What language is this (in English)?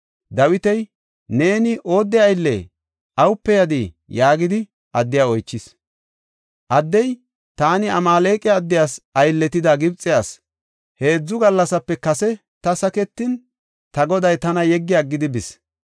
Gofa